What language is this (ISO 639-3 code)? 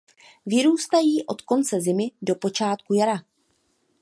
ces